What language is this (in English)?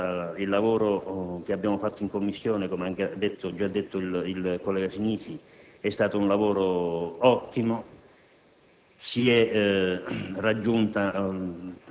Italian